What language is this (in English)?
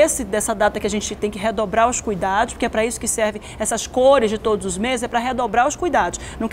Portuguese